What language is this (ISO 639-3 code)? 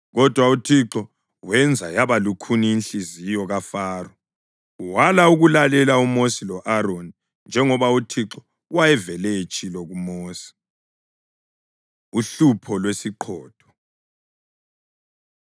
nde